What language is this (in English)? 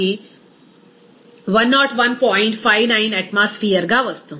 Telugu